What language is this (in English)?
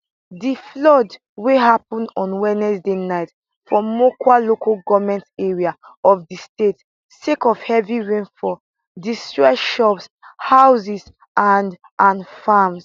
Nigerian Pidgin